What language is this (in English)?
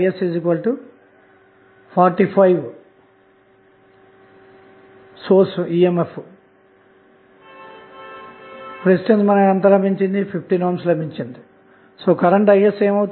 Telugu